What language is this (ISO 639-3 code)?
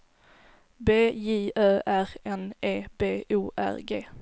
swe